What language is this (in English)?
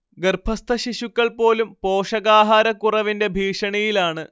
Malayalam